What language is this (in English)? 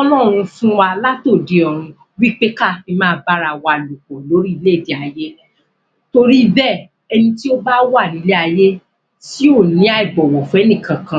Yoruba